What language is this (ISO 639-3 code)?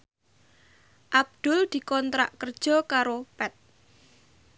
jav